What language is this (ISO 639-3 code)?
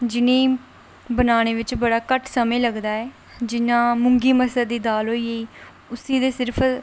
doi